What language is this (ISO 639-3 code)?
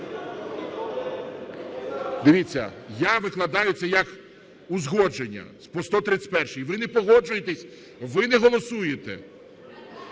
ukr